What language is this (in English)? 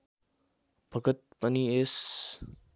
Nepali